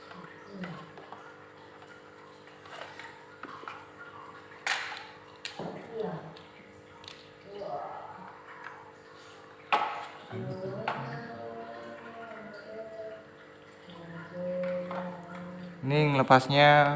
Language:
Indonesian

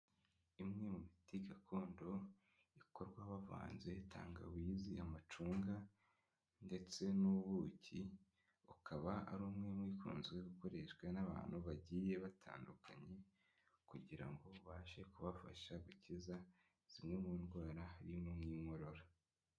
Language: Kinyarwanda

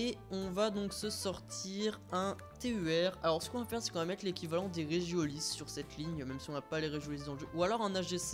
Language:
French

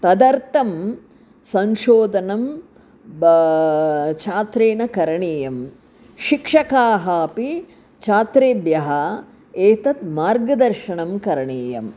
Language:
Sanskrit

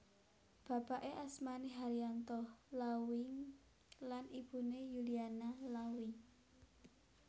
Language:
Javanese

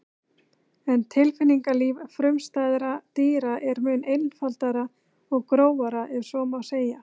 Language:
Icelandic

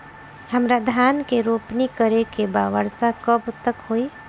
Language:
Bhojpuri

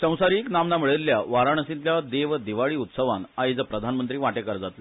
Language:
Konkani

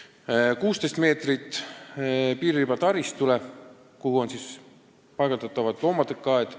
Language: Estonian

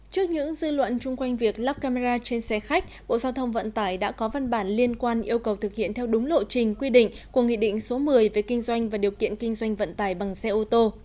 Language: Vietnamese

